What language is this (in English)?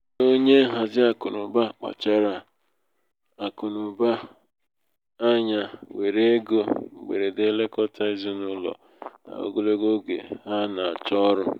Igbo